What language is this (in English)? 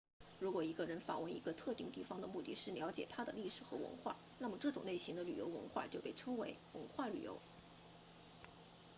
Chinese